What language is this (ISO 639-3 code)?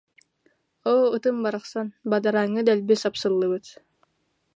sah